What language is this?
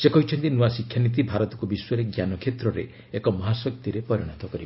Odia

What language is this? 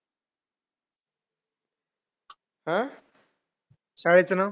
Marathi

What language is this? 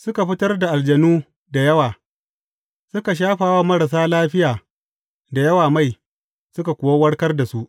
Hausa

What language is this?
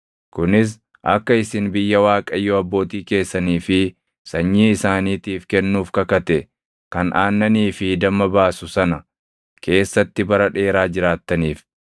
Oromo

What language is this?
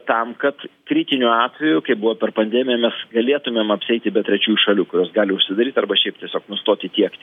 Lithuanian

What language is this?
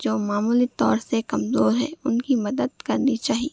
Urdu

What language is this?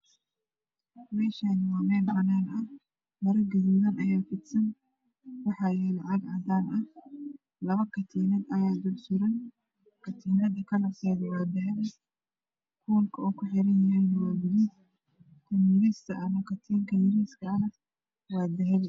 Somali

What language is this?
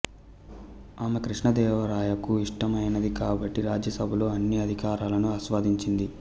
Telugu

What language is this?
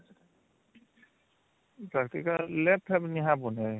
Odia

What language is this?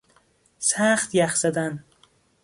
Persian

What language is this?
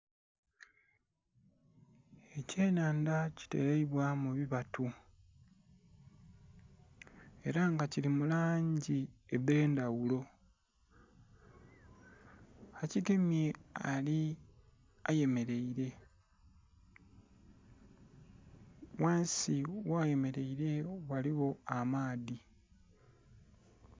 Soga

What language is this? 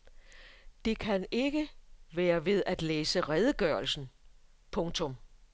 Danish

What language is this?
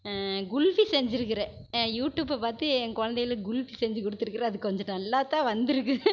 Tamil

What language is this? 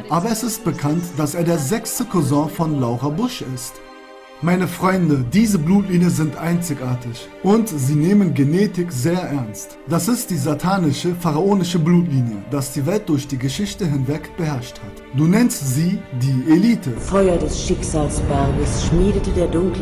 German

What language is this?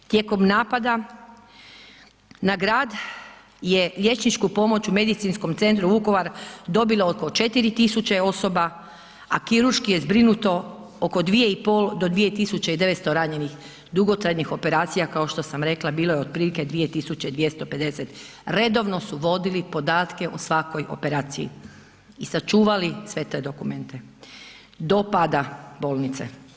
Croatian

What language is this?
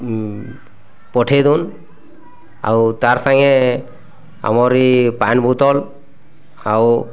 Odia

